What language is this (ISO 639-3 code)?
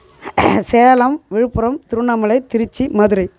tam